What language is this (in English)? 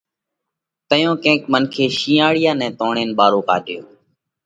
Parkari Koli